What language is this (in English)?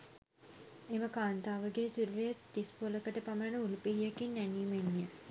Sinhala